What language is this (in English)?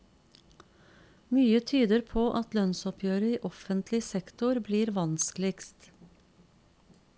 Norwegian